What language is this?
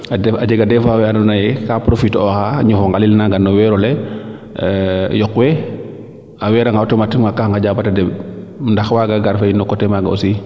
Serer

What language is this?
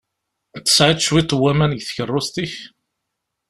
Kabyle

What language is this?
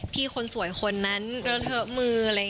Thai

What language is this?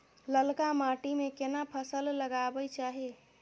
Maithili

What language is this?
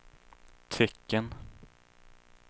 Swedish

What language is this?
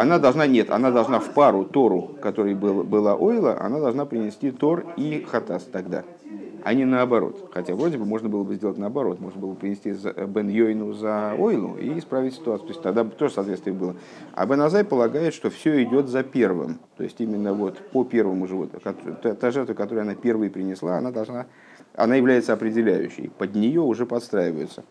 Russian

